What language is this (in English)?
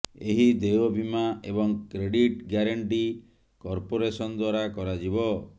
Odia